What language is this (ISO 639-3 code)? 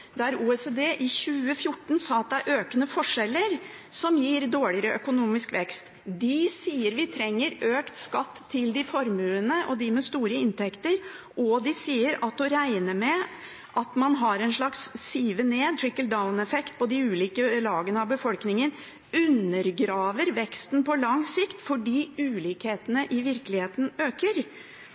nob